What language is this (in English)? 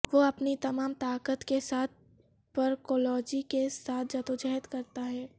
Urdu